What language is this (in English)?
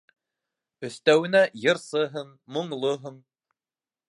Bashkir